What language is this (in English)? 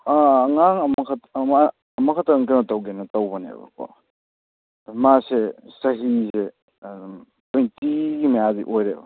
Manipuri